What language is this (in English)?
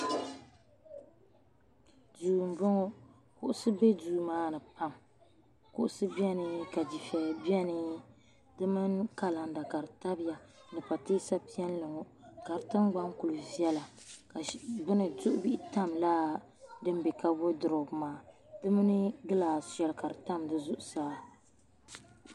Dagbani